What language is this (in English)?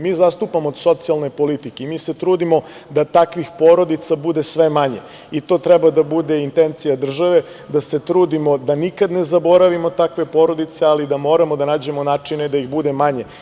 Serbian